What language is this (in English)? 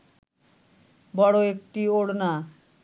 Bangla